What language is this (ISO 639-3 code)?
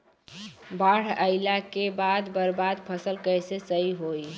bho